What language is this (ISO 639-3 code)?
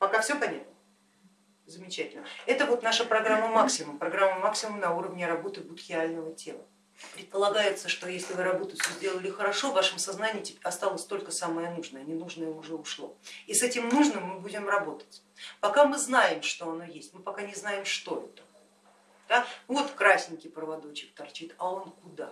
rus